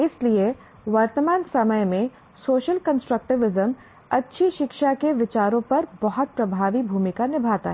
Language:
Hindi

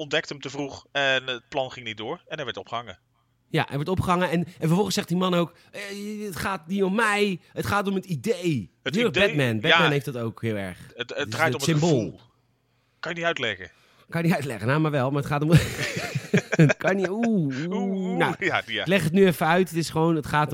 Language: Dutch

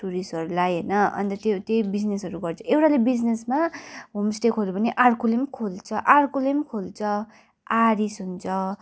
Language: Nepali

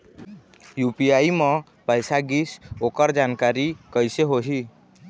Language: Chhattisgarhi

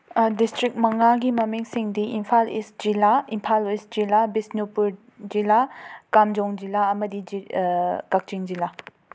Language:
Manipuri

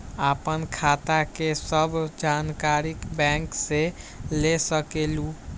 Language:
Magahi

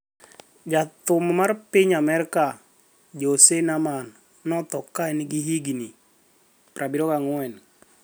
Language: Luo (Kenya and Tanzania)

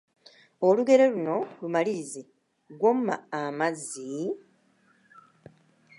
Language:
Ganda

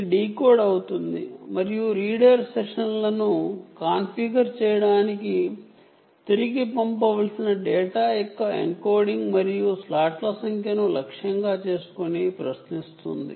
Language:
Telugu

